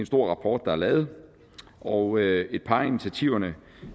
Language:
Danish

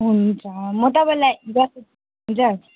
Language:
Nepali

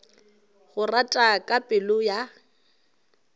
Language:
Northern Sotho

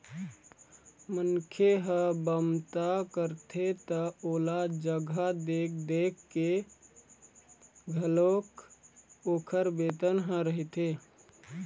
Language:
Chhattisgarhi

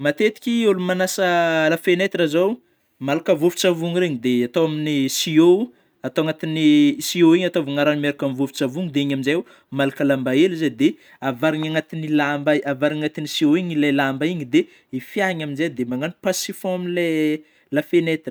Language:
Northern Betsimisaraka Malagasy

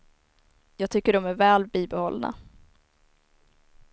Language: Swedish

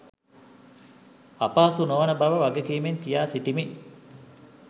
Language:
Sinhala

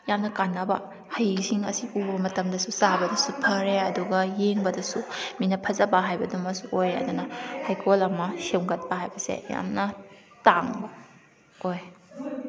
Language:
Manipuri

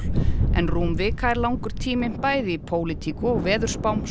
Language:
Icelandic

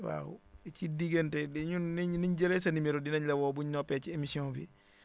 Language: Wolof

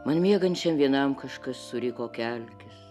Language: Lithuanian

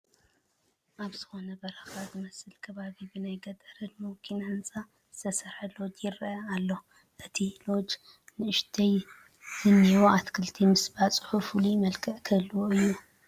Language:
Tigrinya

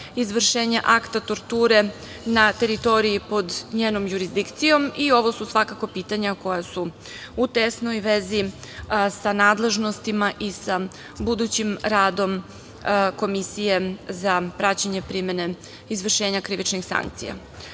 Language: Serbian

